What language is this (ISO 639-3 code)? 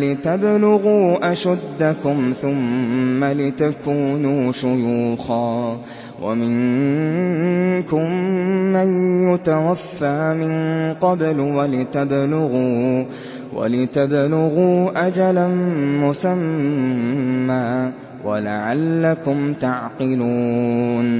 ara